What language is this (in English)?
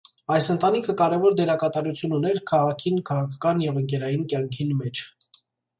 Armenian